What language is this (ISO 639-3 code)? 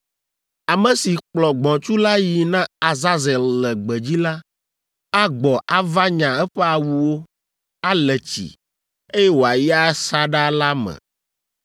ewe